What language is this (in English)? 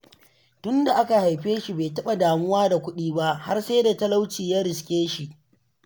Hausa